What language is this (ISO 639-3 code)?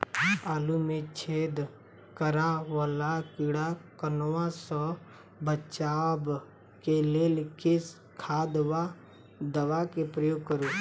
mai